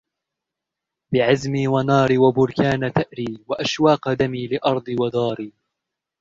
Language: Arabic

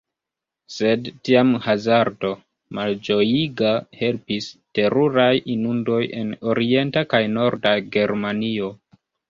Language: Esperanto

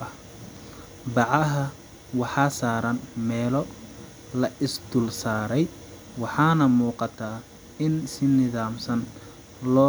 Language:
Somali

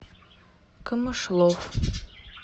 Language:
Russian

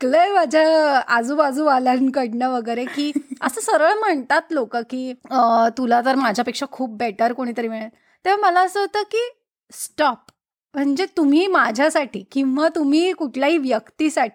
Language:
Marathi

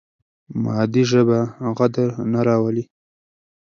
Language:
Pashto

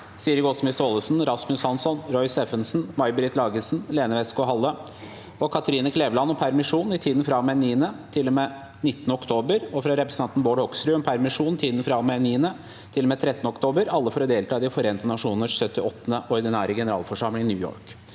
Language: Norwegian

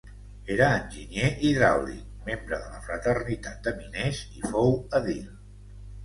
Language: Catalan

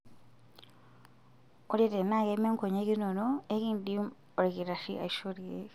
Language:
Masai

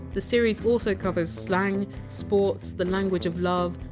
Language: English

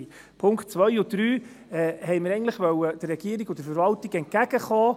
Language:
Swiss German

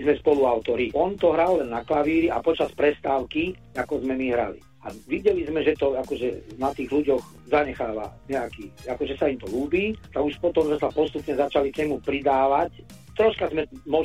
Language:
Slovak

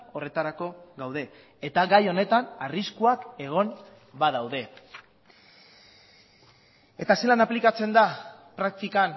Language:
Basque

